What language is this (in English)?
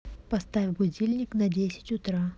Russian